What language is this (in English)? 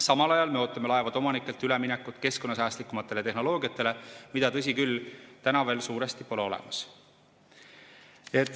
Estonian